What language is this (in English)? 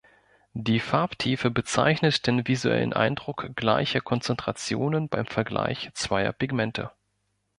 German